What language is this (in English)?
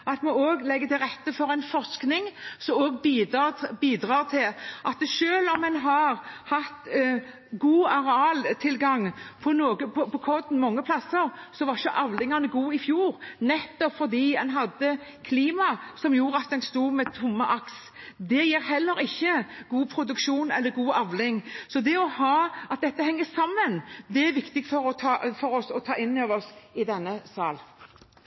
Norwegian